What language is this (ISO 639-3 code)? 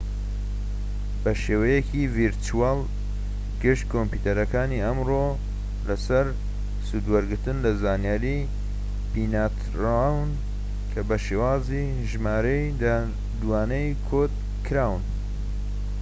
ckb